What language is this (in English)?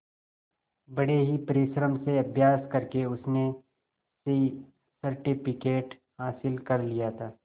Hindi